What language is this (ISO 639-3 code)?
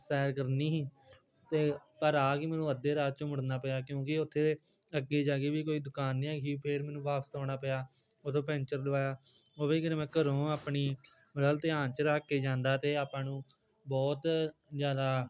pan